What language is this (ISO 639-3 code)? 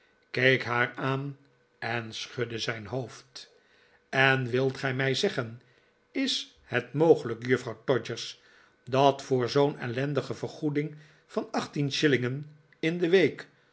nld